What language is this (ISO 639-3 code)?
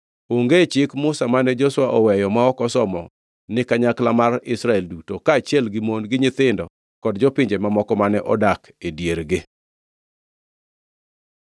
luo